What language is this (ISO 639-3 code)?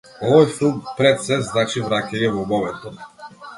mkd